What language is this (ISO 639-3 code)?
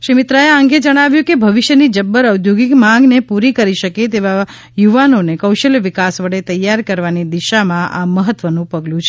guj